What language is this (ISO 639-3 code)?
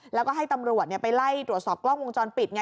tha